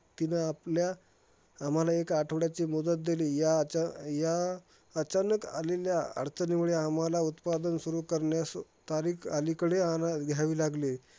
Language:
Marathi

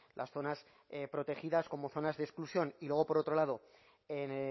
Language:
Spanish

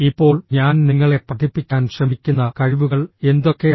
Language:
Malayalam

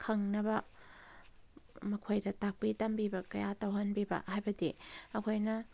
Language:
Manipuri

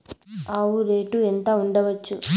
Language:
Telugu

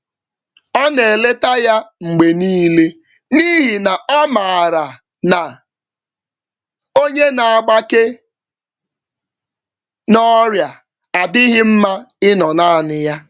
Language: Igbo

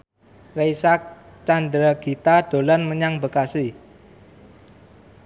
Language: Javanese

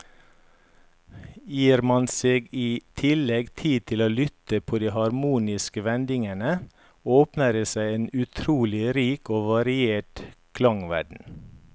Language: Norwegian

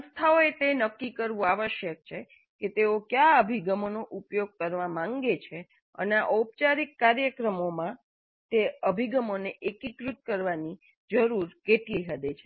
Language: Gujarati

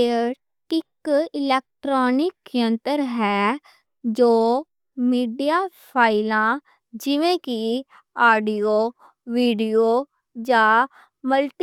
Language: Western Panjabi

